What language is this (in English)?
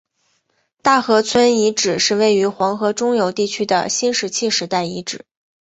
Chinese